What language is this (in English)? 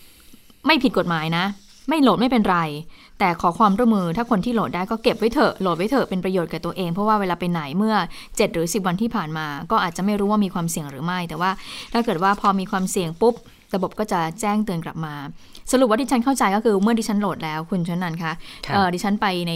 Thai